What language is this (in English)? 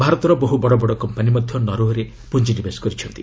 Odia